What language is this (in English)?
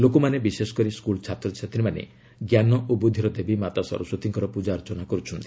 Odia